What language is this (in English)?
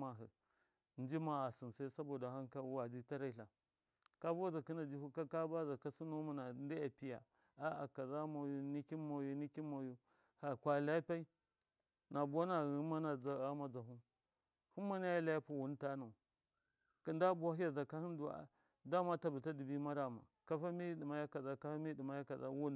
Miya